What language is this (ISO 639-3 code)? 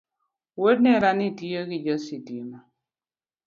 luo